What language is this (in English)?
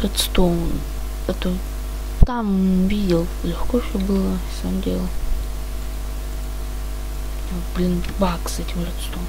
Russian